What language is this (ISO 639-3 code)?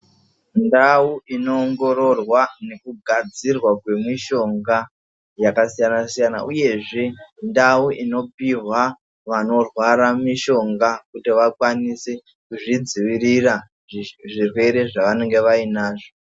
ndc